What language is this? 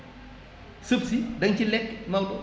Wolof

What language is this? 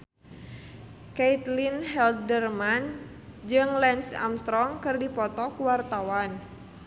Sundanese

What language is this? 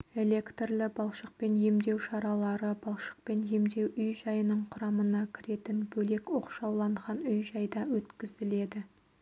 Kazakh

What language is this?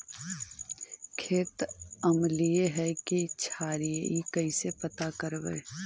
Magahi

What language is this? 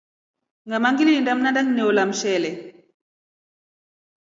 Rombo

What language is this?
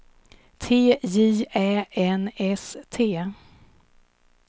Swedish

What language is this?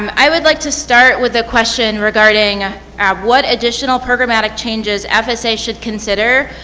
English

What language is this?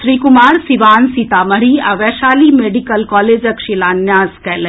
Maithili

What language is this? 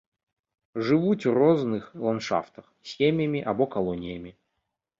Belarusian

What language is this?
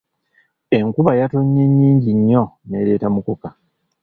Ganda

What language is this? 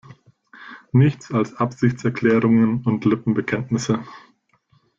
German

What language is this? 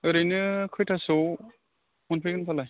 Bodo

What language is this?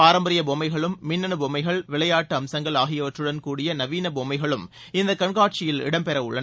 Tamil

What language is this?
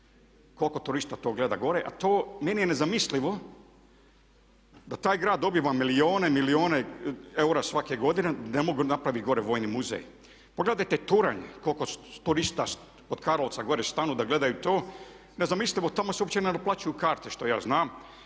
Croatian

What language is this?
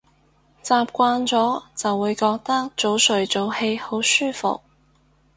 Cantonese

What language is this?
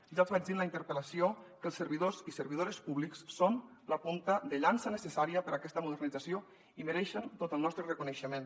Catalan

